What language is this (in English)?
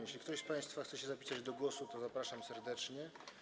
Polish